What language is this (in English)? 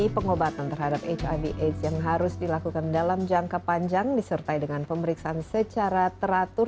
Indonesian